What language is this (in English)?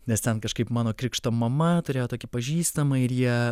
Lithuanian